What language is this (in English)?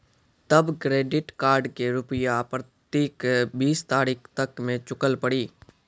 Maithili